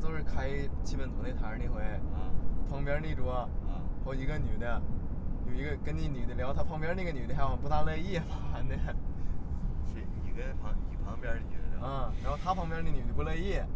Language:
Chinese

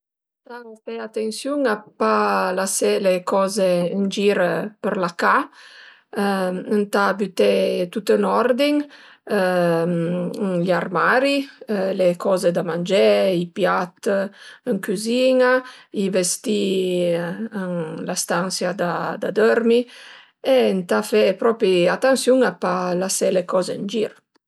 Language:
Piedmontese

